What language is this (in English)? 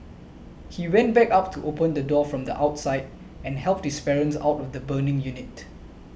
English